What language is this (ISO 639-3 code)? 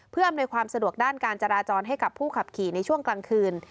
tha